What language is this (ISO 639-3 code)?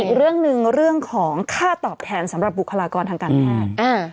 tha